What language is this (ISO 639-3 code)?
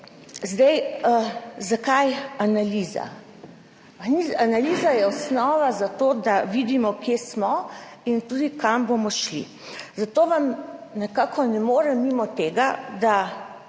slv